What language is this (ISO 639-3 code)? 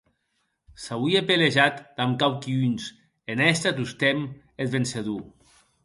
oci